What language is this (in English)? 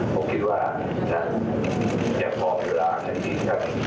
Thai